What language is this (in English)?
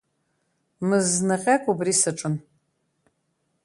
Abkhazian